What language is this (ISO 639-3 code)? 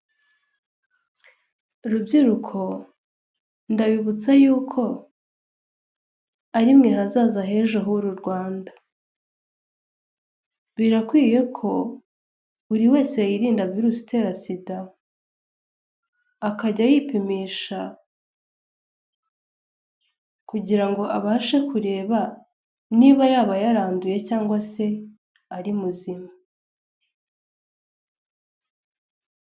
kin